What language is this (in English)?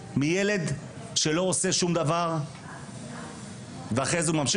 Hebrew